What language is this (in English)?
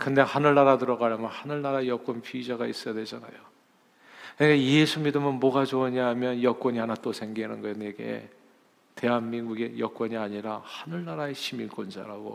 Korean